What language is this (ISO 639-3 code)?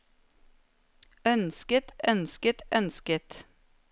nor